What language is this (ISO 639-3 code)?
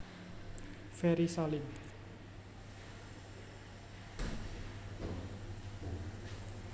jav